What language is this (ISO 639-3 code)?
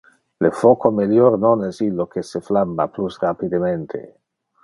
ina